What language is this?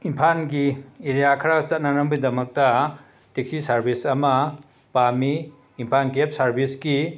Manipuri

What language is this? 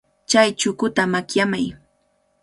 Cajatambo North Lima Quechua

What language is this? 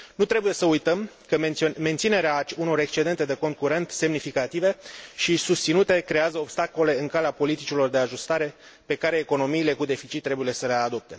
Romanian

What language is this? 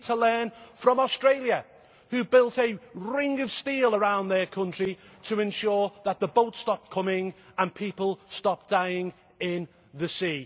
English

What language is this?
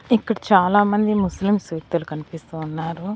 Telugu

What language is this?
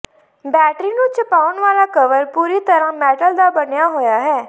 Punjabi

